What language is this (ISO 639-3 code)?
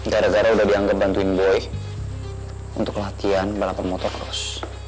ind